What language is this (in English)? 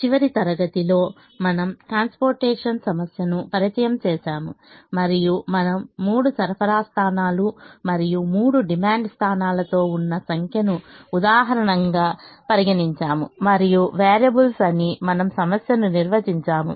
Telugu